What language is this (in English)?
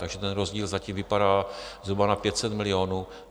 Czech